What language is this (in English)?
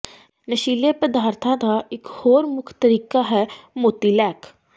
Punjabi